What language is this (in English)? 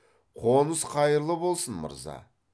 Kazakh